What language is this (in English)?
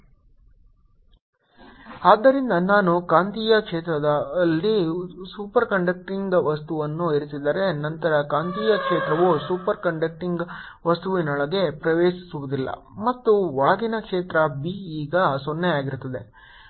Kannada